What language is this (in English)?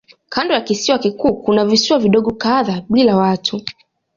Swahili